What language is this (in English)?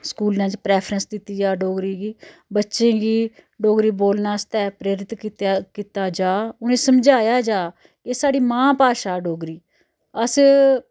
Dogri